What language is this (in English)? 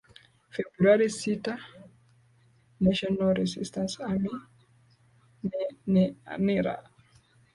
Swahili